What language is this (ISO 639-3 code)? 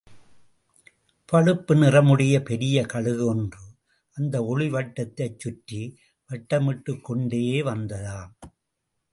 tam